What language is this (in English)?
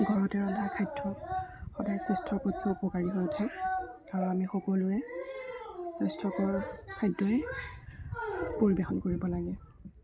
Assamese